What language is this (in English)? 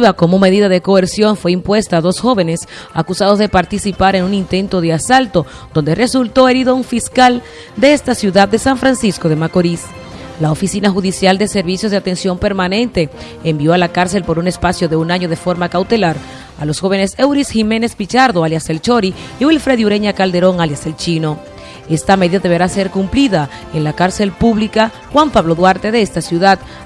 Spanish